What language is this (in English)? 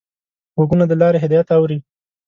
Pashto